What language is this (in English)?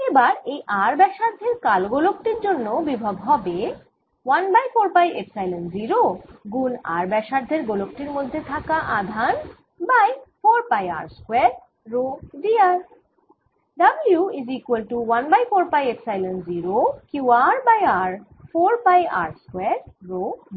Bangla